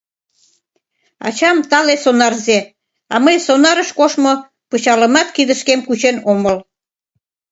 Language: Mari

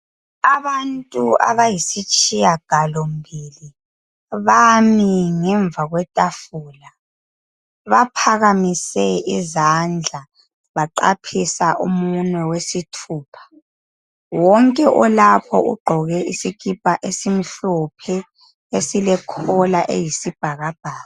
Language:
North Ndebele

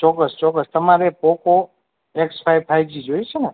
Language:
Gujarati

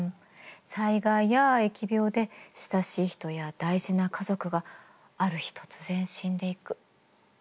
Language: Japanese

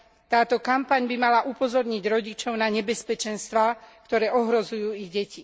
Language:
Slovak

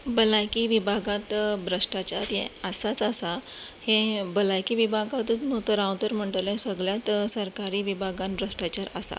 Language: Konkani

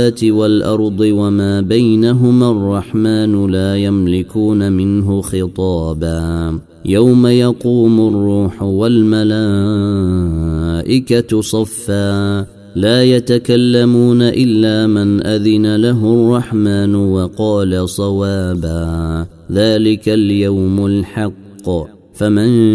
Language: Arabic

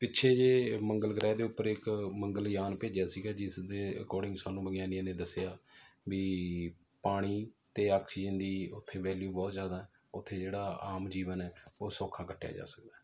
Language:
Punjabi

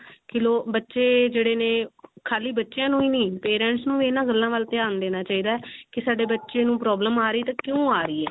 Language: Punjabi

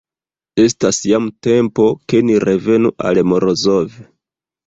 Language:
Esperanto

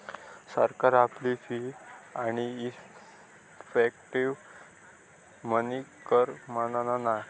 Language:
Marathi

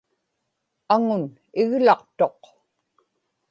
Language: Inupiaq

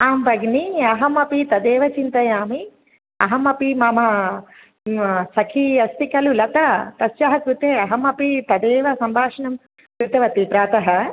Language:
Sanskrit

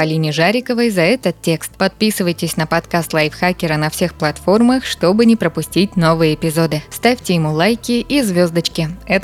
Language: Russian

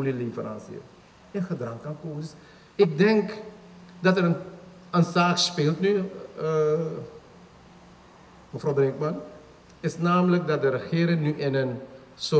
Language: Dutch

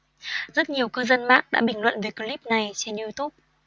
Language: Vietnamese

